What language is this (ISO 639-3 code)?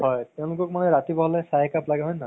asm